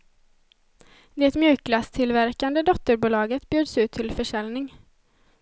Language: Swedish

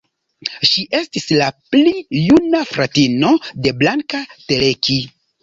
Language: Esperanto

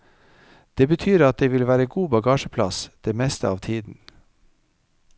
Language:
Norwegian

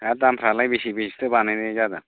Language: Bodo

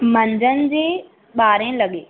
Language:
Sindhi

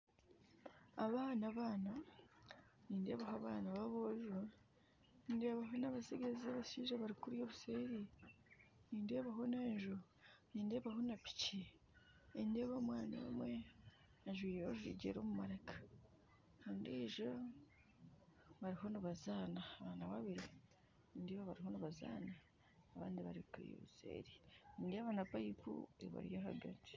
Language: Nyankole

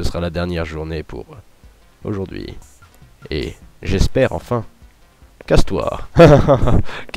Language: French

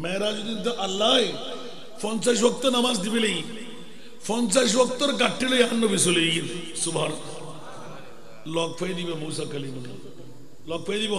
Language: Arabic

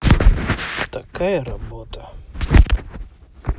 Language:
Russian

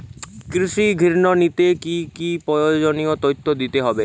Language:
Bangla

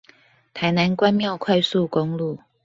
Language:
Chinese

